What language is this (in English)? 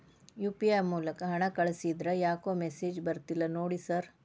Kannada